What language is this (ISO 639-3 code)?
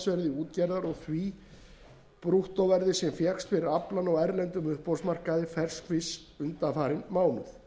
isl